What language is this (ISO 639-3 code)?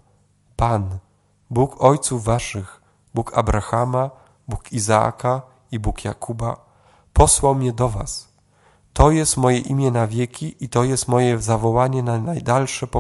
pol